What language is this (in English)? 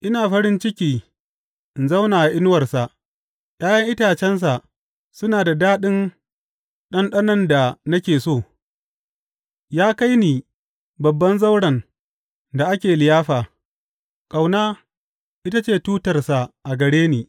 Hausa